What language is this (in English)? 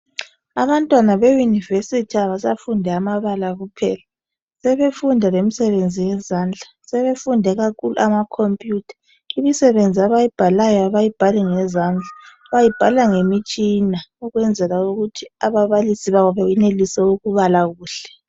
North Ndebele